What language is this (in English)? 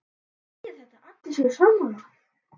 Icelandic